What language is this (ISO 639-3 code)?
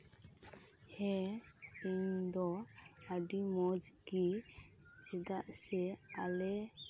sat